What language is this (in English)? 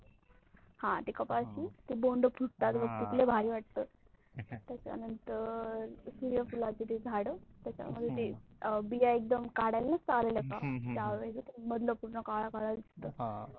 Marathi